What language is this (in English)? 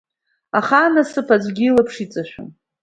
Abkhazian